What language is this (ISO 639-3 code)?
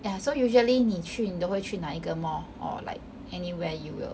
eng